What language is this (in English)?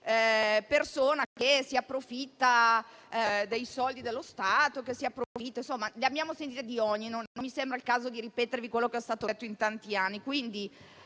Italian